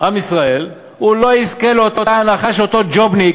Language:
Hebrew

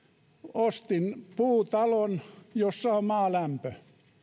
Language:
Finnish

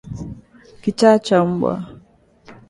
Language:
Swahili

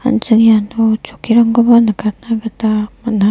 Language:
Garo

